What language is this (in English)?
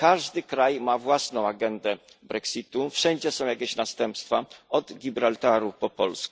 Polish